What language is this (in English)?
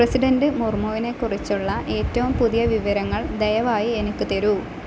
Malayalam